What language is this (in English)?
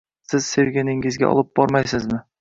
Uzbek